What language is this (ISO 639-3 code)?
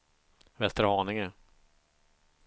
swe